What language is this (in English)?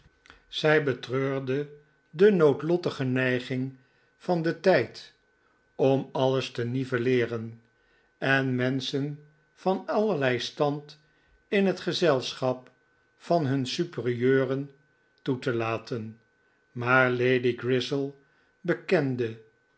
Dutch